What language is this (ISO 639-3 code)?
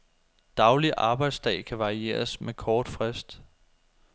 dan